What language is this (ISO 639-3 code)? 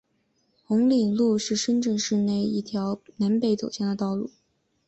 zho